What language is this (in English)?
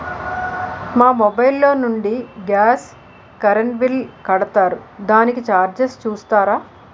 Telugu